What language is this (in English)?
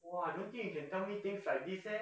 English